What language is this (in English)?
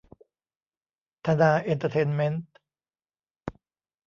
Thai